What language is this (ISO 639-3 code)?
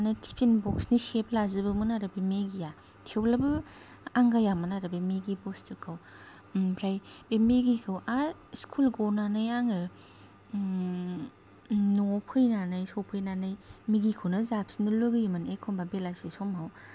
brx